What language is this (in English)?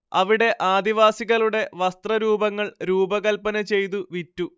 Malayalam